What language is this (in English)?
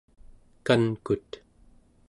Central Yupik